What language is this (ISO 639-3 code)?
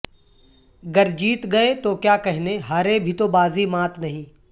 urd